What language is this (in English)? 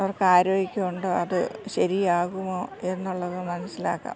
Malayalam